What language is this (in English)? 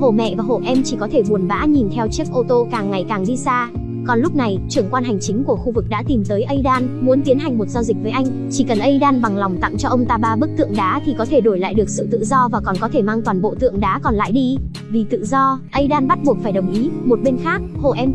Vietnamese